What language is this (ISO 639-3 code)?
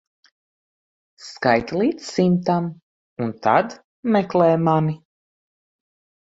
lav